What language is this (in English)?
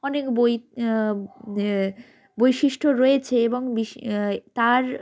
Bangla